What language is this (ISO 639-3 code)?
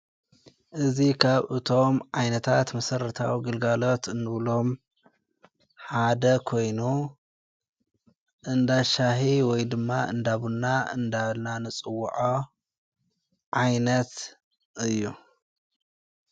tir